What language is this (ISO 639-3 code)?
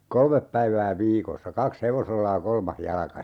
fin